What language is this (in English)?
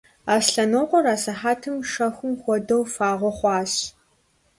Kabardian